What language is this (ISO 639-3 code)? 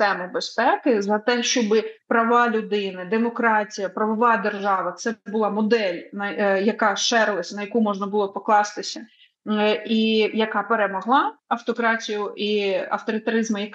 ukr